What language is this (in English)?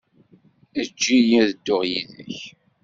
Kabyle